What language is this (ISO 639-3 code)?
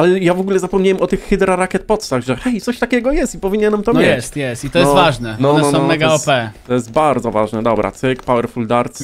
pol